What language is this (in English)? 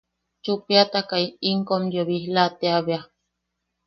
Yaqui